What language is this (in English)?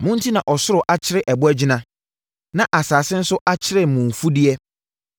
Akan